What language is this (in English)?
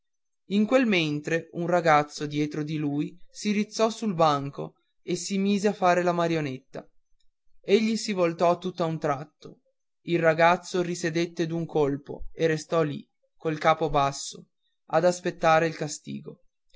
Italian